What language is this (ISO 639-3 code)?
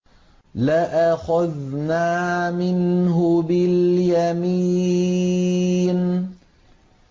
ara